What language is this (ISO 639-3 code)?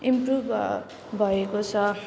nep